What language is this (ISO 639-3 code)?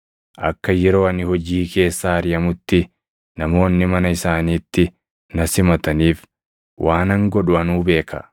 orm